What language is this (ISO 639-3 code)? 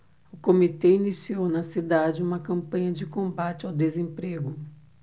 por